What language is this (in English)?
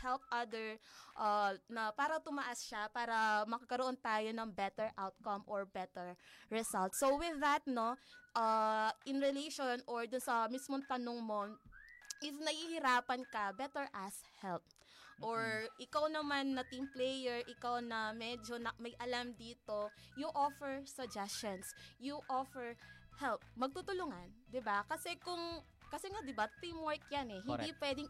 Filipino